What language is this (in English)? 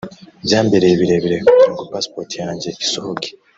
Kinyarwanda